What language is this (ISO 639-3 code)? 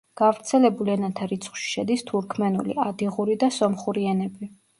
kat